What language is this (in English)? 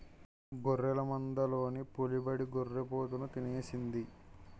Telugu